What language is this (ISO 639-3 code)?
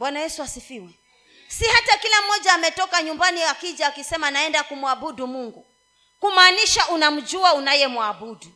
swa